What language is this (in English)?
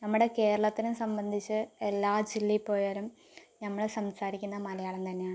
Malayalam